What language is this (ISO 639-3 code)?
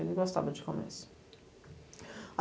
por